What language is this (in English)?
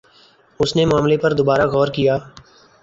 Urdu